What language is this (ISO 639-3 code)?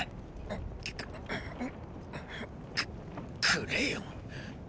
jpn